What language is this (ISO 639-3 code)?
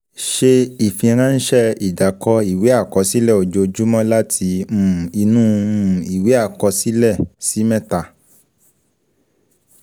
yor